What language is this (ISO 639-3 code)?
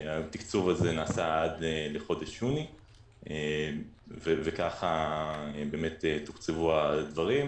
heb